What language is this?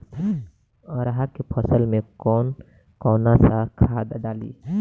Bhojpuri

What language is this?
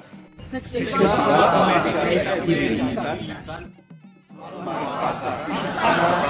Indonesian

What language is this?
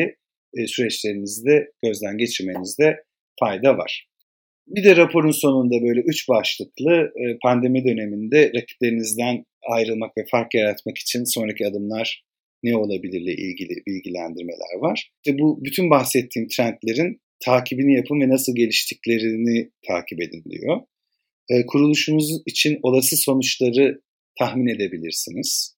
Turkish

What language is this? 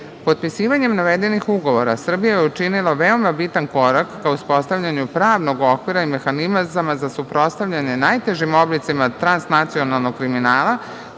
Serbian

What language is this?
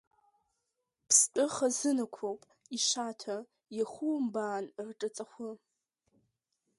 Abkhazian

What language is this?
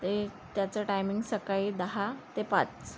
Marathi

